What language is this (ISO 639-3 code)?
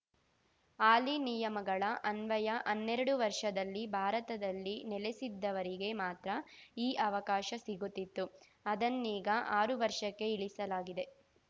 kan